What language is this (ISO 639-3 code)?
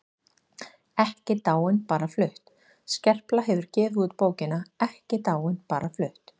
isl